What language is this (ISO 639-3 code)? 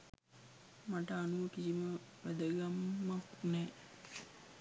sin